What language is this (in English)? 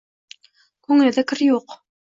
Uzbek